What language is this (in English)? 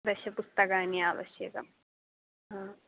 Sanskrit